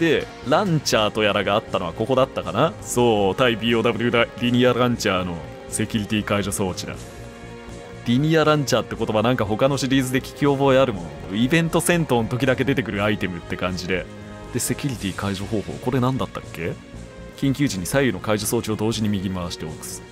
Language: Japanese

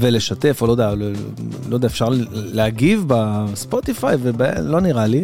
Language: Hebrew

